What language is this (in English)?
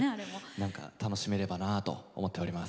Japanese